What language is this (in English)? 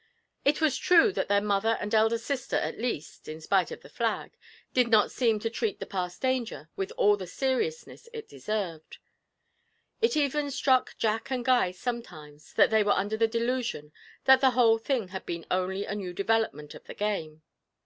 English